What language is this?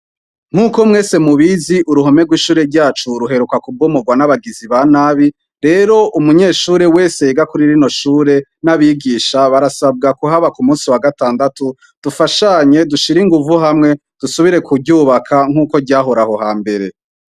Rundi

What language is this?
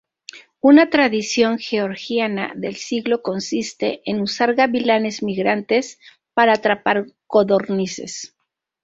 Spanish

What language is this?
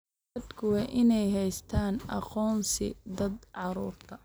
Somali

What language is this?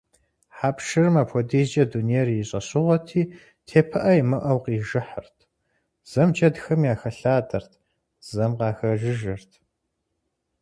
Kabardian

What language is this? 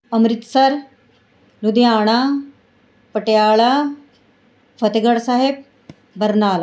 Punjabi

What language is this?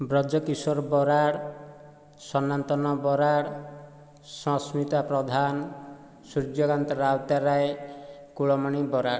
Odia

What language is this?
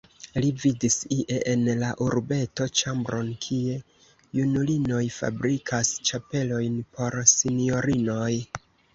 Esperanto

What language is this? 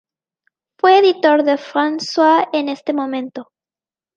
Spanish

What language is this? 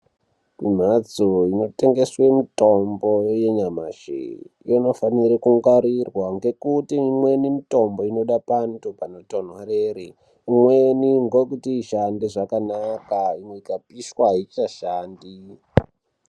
Ndau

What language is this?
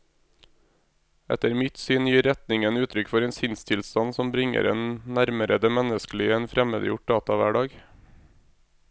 Norwegian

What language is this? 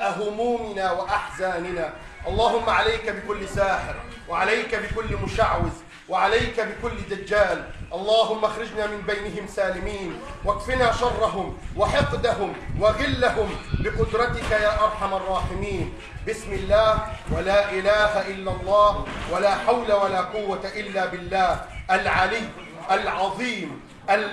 Arabic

